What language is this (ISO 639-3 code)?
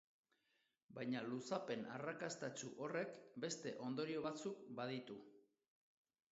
eus